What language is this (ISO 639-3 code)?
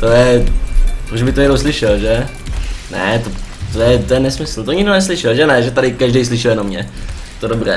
ces